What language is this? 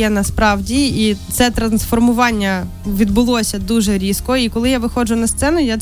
Ukrainian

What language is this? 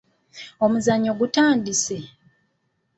Ganda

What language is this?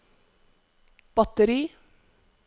Norwegian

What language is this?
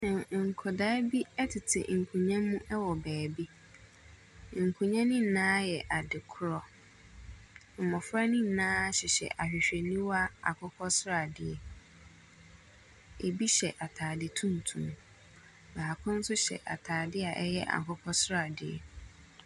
Akan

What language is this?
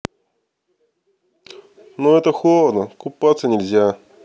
Russian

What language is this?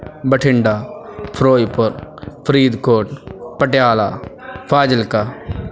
Punjabi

